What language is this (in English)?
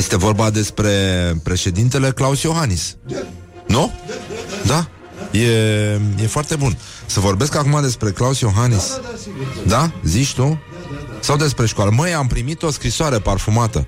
Romanian